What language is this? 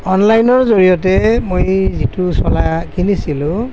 Assamese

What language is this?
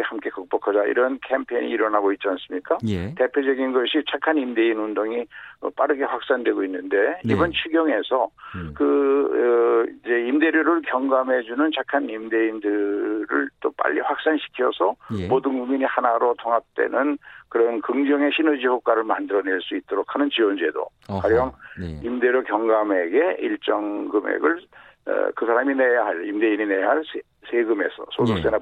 Korean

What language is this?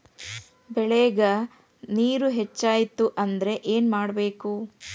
Kannada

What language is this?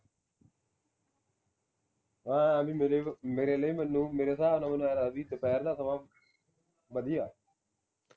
Punjabi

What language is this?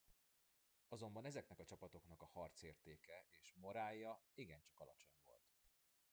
Hungarian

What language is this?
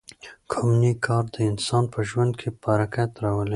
Pashto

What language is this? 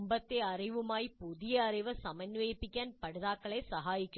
Malayalam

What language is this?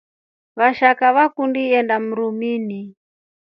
Rombo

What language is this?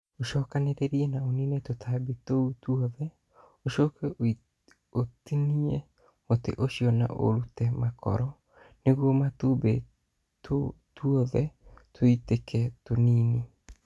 Kikuyu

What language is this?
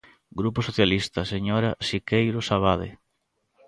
Galician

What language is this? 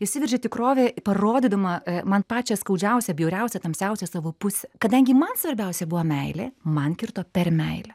Lithuanian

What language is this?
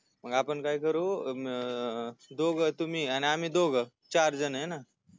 Marathi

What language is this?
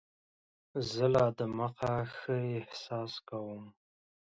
Pashto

